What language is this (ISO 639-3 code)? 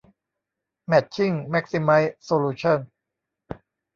tha